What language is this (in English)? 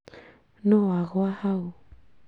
Kikuyu